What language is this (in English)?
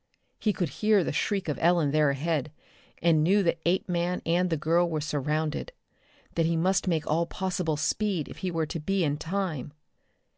English